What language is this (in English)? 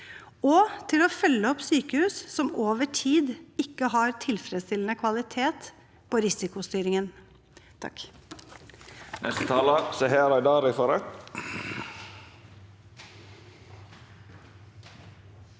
Norwegian